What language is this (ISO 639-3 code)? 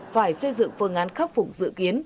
vie